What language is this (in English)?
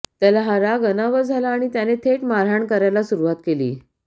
Marathi